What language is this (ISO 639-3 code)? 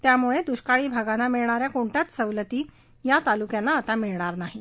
mar